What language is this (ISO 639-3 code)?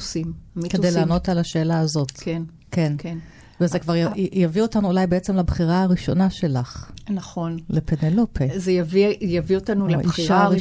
heb